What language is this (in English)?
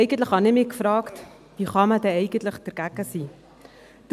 Swiss German